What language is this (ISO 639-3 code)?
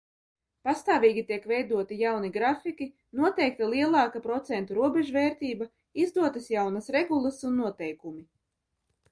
lav